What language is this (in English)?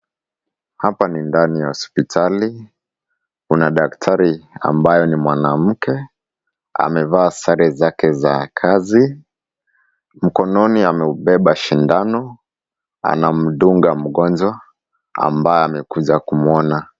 Swahili